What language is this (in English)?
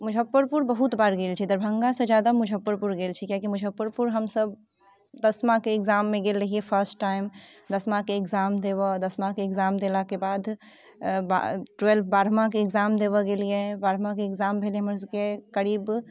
Maithili